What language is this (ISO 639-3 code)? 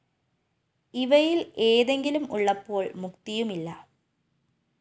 mal